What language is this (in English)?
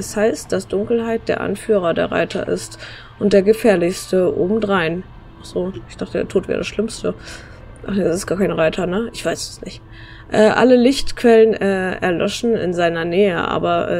German